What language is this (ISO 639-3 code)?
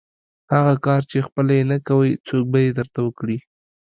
pus